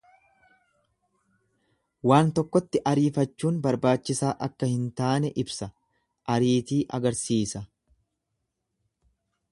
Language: Oromo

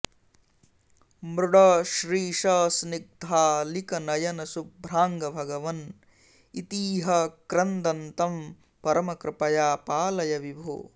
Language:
Sanskrit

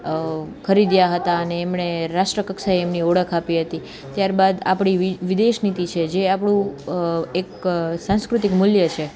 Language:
Gujarati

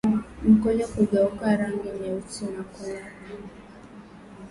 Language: Swahili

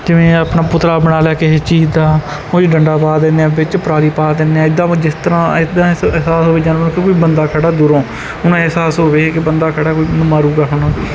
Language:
Punjabi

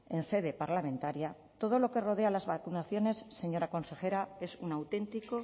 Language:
Spanish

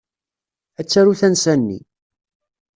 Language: Kabyle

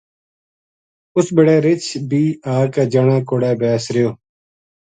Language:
Gujari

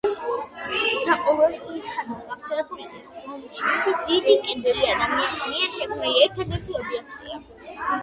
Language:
Georgian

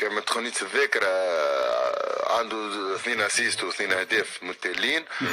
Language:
Arabic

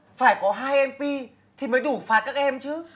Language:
Vietnamese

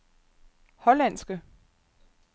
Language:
Danish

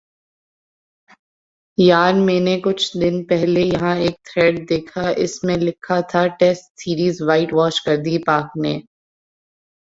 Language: Urdu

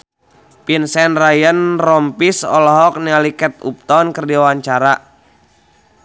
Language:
Sundanese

